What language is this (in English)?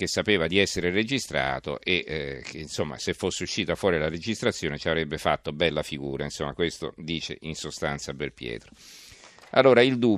Italian